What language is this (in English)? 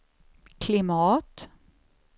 Swedish